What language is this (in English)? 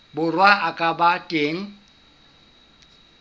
Southern Sotho